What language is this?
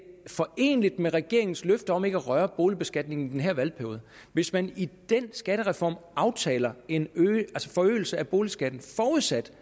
Danish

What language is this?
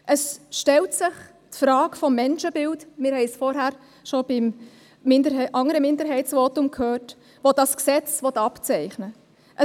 Swiss German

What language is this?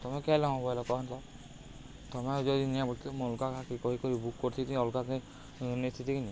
Odia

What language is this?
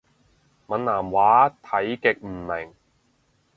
Cantonese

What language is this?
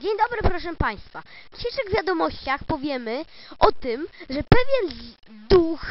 Polish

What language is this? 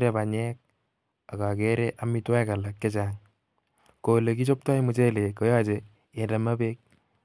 Kalenjin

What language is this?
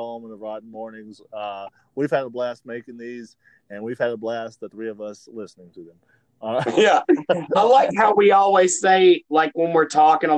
English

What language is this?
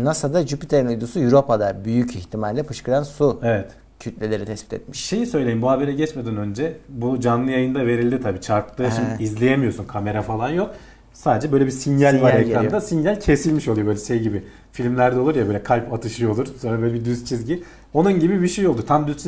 Turkish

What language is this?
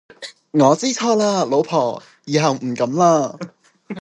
Cantonese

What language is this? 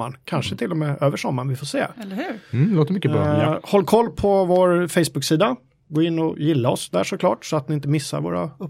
Swedish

